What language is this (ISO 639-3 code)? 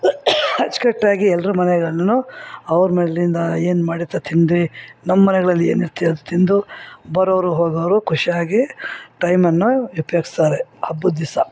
kan